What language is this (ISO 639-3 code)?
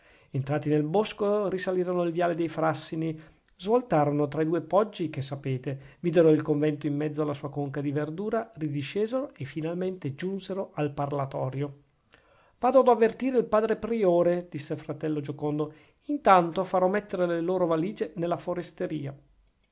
ita